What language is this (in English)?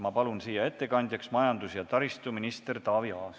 Estonian